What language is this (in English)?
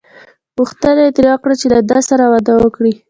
Pashto